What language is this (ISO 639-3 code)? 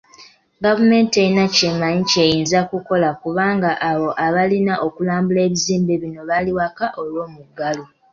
lug